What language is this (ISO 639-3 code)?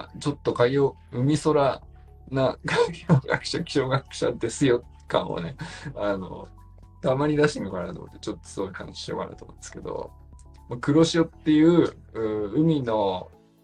jpn